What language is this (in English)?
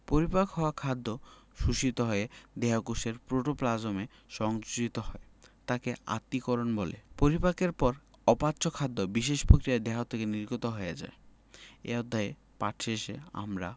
Bangla